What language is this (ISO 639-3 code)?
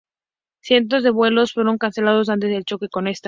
spa